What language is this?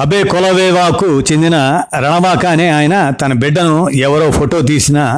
Telugu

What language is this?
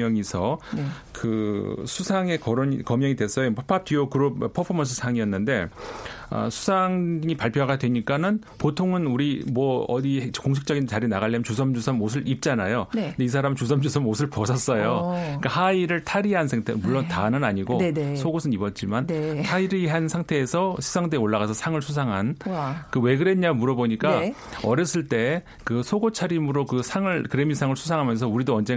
Korean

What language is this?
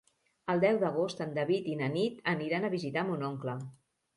Catalan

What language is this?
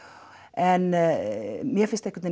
Icelandic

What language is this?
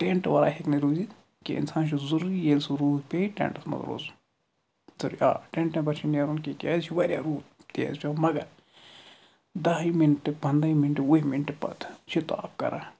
Kashmiri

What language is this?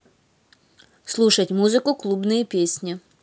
Russian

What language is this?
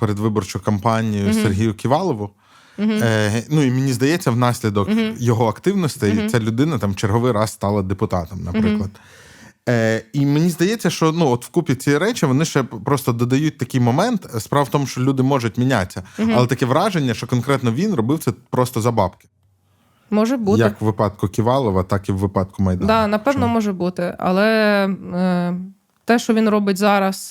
Ukrainian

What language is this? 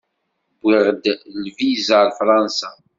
Kabyle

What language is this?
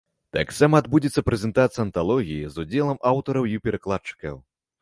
Belarusian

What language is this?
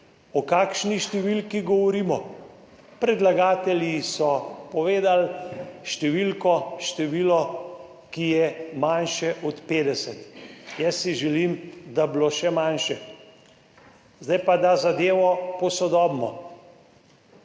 Slovenian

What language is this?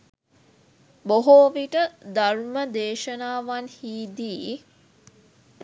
Sinhala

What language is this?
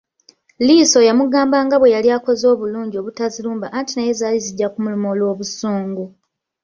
Ganda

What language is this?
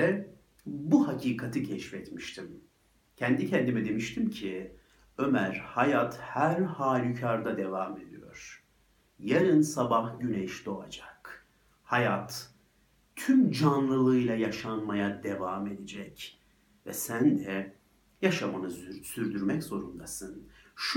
Turkish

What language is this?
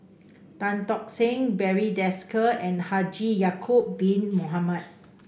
English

